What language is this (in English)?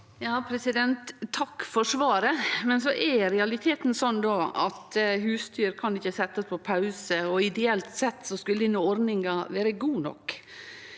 Norwegian